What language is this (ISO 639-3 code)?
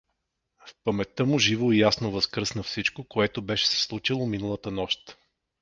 bul